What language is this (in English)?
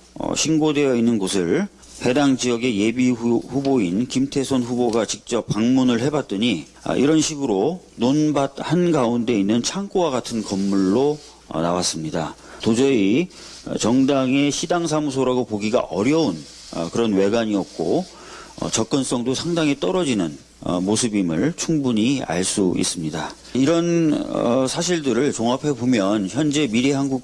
Korean